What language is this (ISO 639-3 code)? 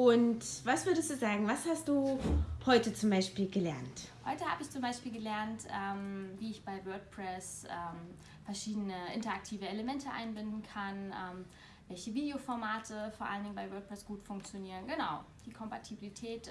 deu